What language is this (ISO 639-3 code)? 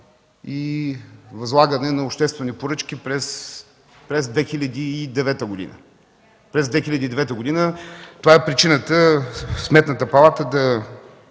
bul